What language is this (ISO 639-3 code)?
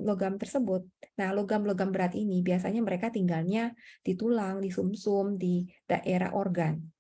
ind